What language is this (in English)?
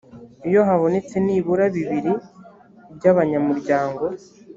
Kinyarwanda